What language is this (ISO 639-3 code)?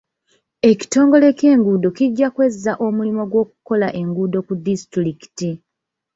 lug